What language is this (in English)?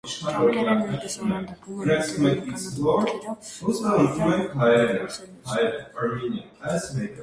Armenian